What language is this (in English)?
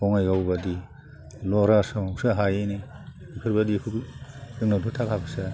Bodo